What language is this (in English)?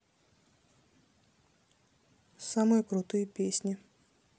Russian